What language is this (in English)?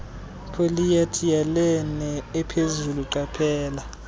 Xhosa